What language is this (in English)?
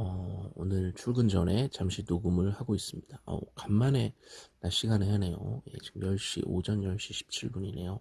Korean